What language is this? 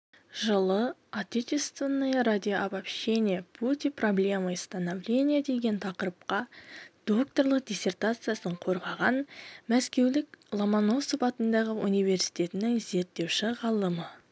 Kazakh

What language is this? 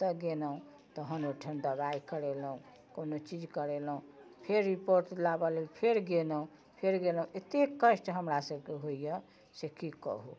Maithili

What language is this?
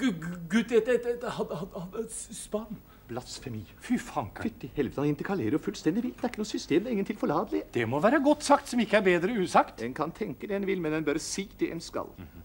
Norwegian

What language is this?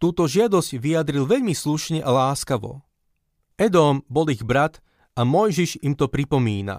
Slovak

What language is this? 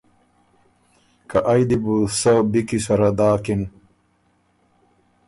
Ormuri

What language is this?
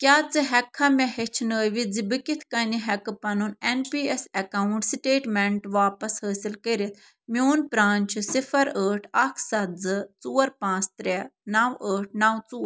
Kashmiri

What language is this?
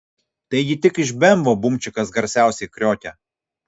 Lithuanian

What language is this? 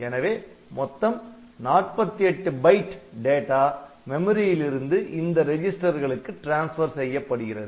Tamil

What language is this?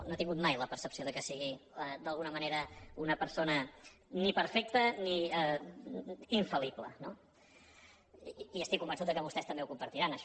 Catalan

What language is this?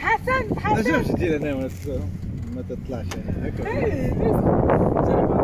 Thai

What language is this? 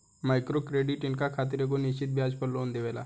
Bhojpuri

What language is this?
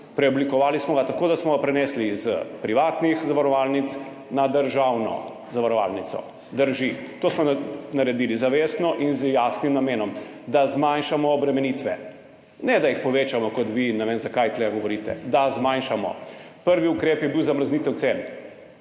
Slovenian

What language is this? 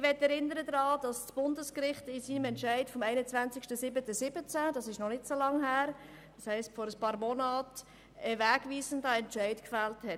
Swiss German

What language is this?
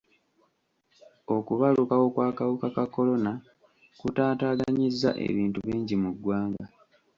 Ganda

